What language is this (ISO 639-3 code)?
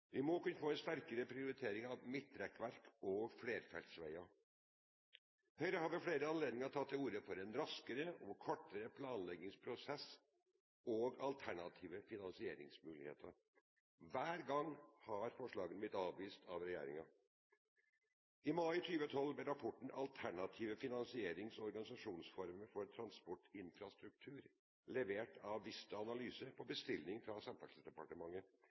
nob